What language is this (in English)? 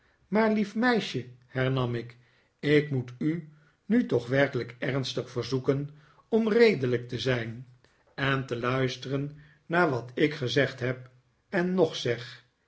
Dutch